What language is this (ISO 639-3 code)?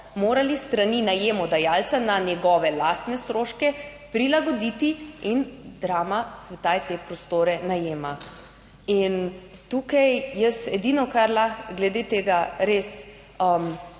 slv